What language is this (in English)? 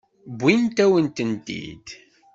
Kabyle